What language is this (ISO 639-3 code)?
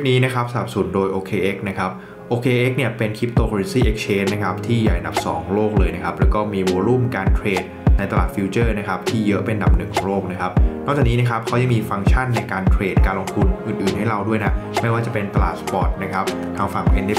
tha